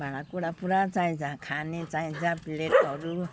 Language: Nepali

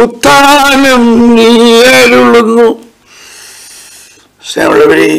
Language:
Malayalam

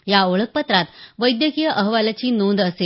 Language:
Marathi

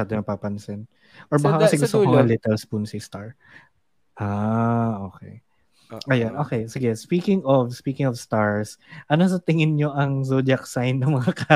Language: Filipino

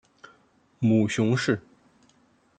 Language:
Chinese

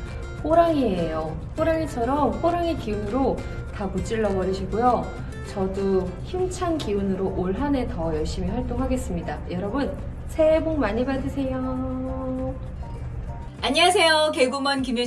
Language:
Korean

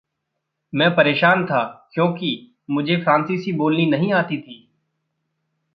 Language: Hindi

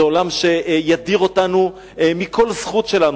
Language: Hebrew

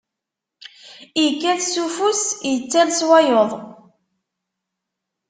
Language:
Kabyle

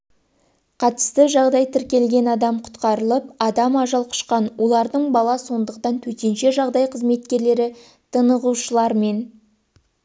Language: Kazakh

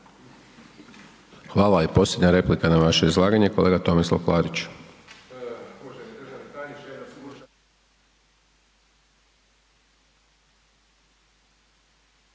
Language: Croatian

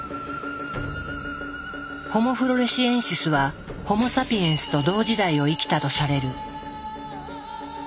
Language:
Japanese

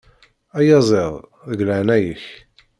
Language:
Kabyle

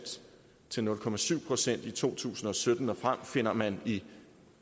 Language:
Danish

